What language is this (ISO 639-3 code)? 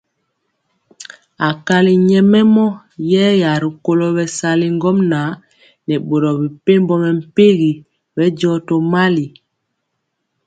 mcx